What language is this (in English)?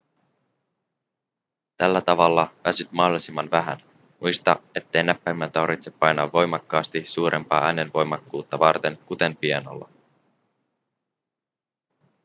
Finnish